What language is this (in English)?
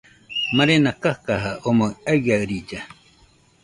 Nüpode Huitoto